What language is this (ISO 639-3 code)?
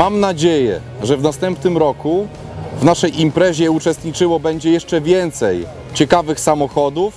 pol